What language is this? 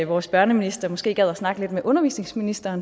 Danish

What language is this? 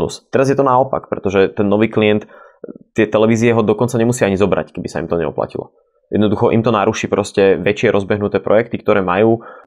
Slovak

